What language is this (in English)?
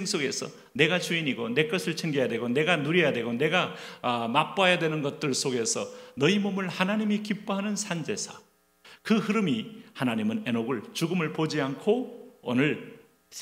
Korean